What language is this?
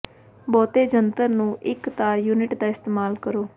Punjabi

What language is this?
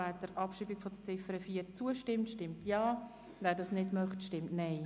Swiss German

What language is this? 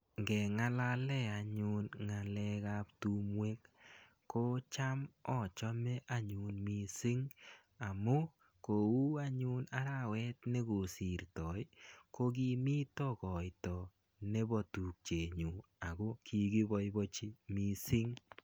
Kalenjin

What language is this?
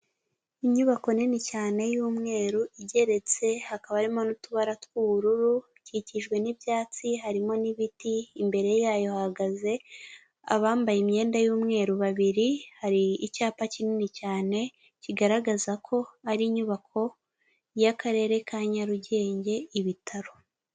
Kinyarwanda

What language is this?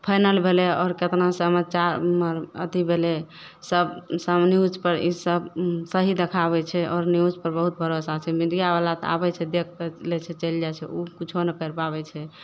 Maithili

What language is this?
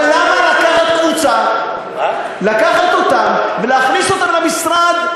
Hebrew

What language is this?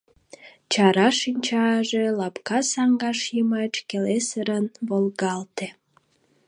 Mari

